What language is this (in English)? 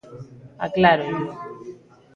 Galician